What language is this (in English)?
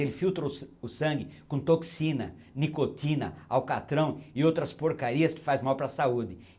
Portuguese